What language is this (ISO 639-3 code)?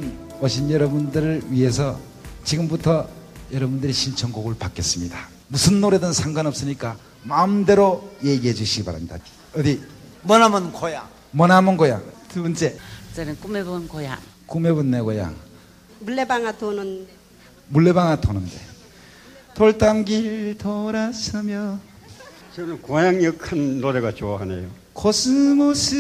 kor